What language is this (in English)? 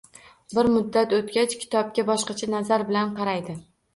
Uzbek